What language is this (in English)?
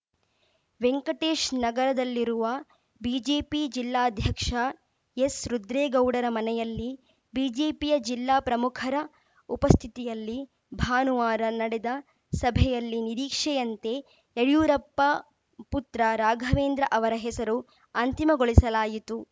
Kannada